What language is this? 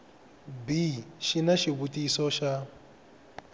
Tsonga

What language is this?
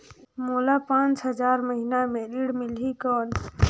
Chhattisgarhi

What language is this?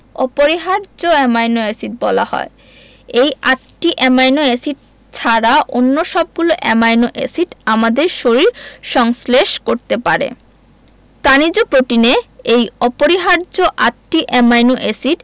Bangla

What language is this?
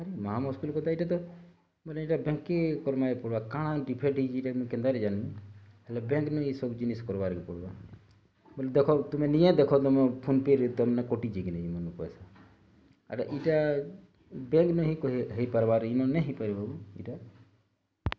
Odia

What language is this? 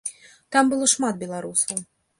Belarusian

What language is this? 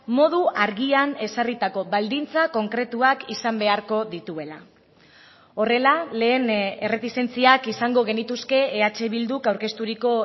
Basque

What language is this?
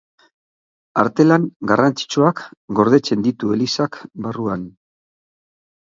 Basque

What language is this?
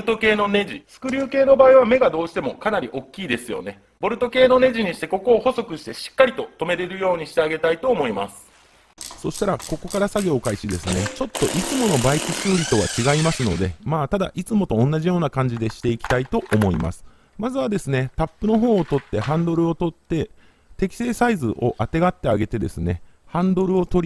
Japanese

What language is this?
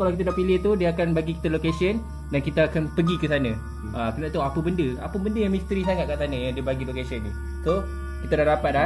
Malay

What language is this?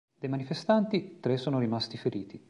Italian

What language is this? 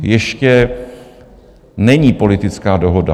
Czech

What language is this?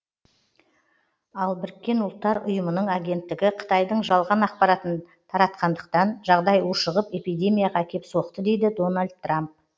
Kazakh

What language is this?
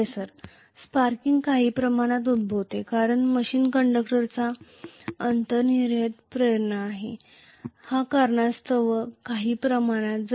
Marathi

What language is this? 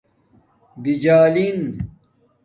Domaaki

